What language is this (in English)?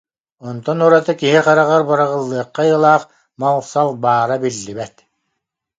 Yakut